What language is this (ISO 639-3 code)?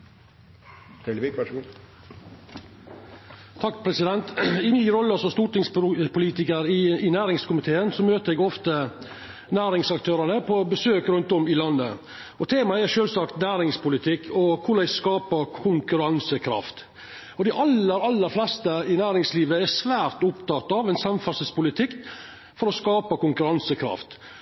nno